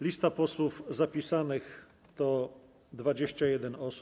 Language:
Polish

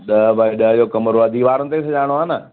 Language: Sindhi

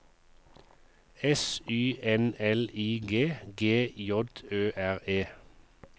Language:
Norwegian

